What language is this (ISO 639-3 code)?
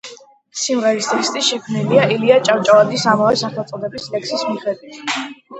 kat